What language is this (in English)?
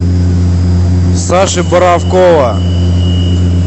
Russian